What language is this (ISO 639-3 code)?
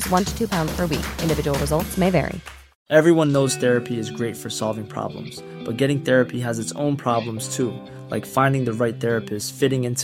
fil